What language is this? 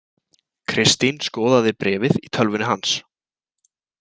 Icelandic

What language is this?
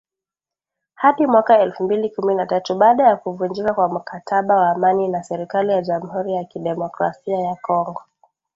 Swahili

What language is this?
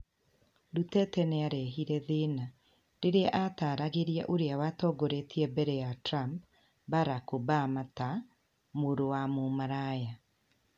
Kikuyu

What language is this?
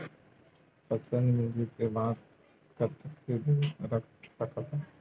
Chhattisgarhi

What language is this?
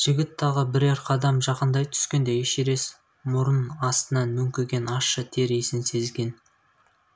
Kazakh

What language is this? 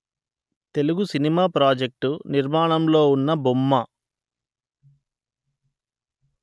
Telugu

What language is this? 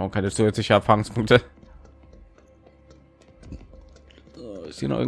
German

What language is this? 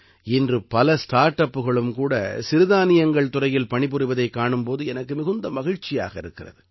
Tamil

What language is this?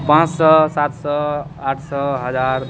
Maithili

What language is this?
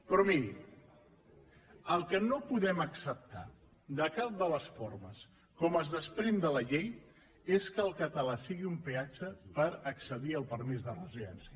Catalan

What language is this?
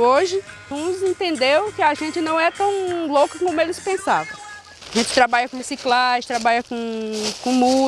Portuguese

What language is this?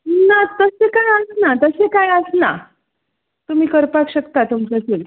Konkani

